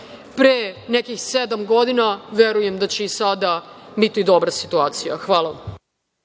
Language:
Serbian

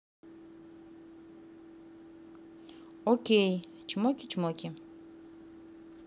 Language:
Russian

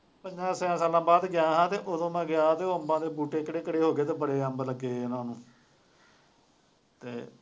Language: Punjabi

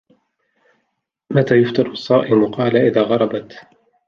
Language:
Arabic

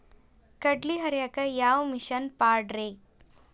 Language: Kannada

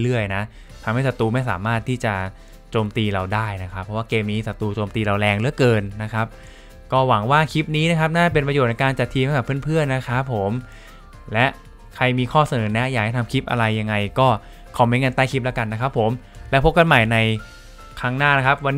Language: Thai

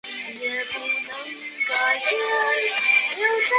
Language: Chinese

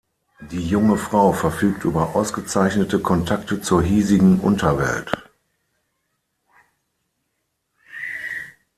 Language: German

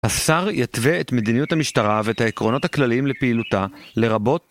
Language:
Hebrew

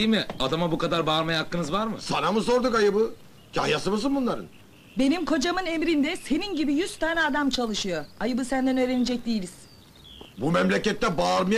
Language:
Turkish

